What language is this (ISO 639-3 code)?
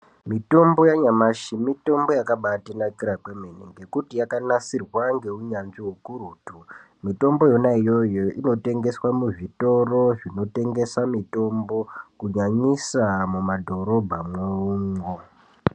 ndc